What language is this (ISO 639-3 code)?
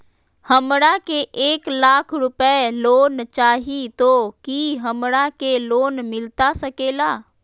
mag